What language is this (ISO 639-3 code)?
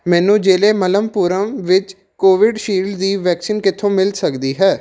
pan